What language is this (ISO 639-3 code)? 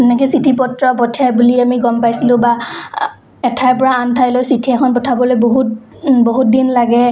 asm